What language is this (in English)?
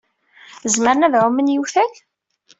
Kabyle